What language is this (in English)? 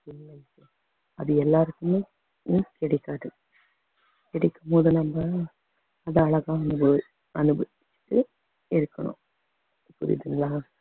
Tamil